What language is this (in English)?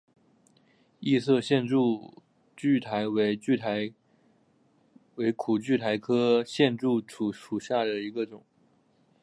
Chinese